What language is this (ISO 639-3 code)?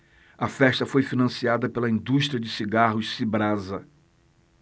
por